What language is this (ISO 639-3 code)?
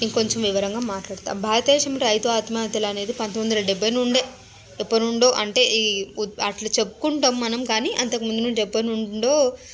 tel